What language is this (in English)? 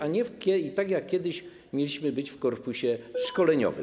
Polish